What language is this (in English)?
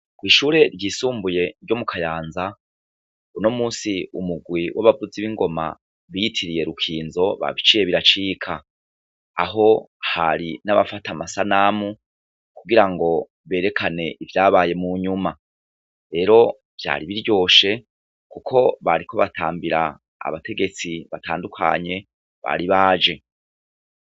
Rundi